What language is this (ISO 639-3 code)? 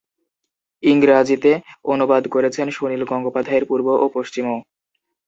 ben